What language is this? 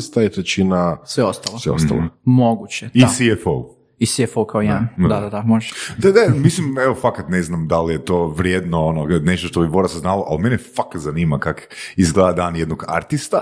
Croatian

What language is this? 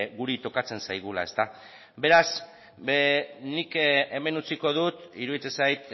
Basque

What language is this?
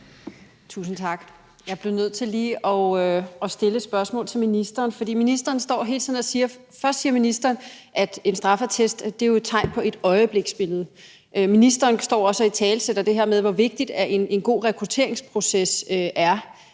Danish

